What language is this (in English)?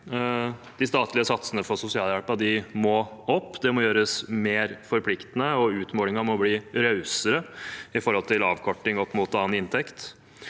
Norwegian